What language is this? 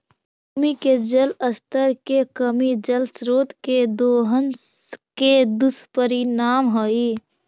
Magahi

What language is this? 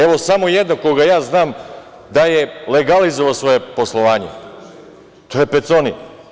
Serbian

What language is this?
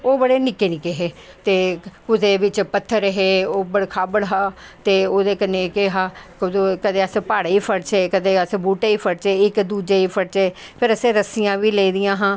Dogri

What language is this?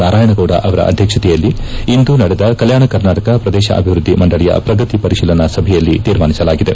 Kannada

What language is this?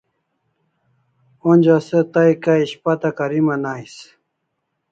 Kalasha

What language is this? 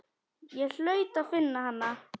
Icelandic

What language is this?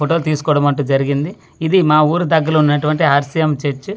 Telugu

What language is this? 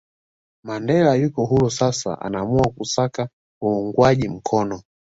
Swahili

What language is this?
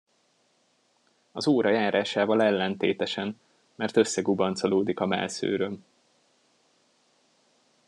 Hungarian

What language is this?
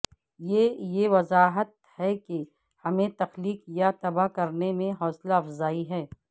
Urdu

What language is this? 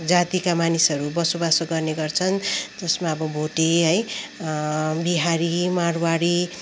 Nepali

